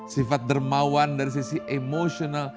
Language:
Indonesian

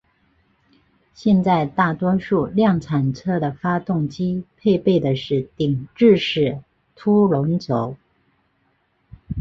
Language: Chinese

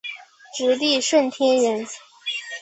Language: Chinese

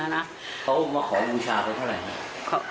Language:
Thai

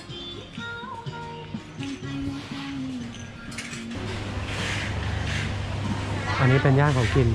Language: Thai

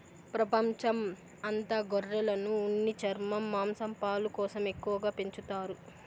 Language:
Telugu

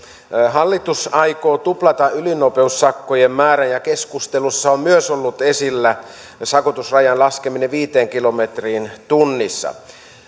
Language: Finnish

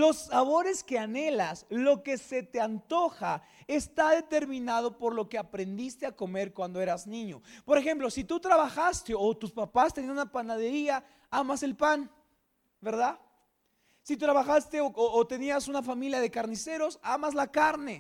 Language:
Spanish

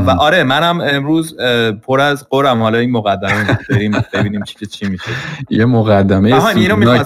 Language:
Persian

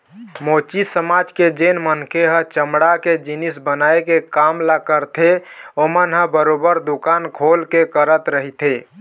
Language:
Chhattisgarhi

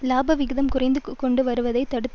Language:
Tamil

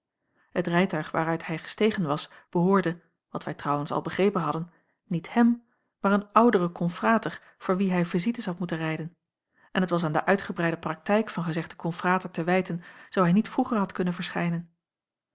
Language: Dutch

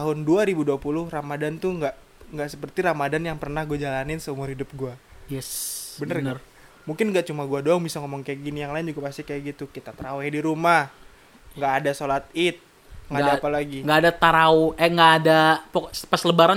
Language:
Indonesian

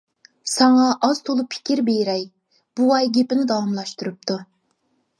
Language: Uyghur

